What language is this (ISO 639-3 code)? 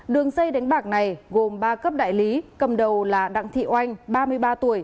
vie